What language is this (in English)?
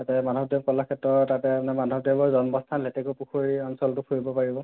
Assamese